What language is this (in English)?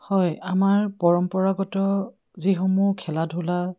Assamese